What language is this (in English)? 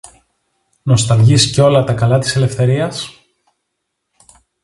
Greek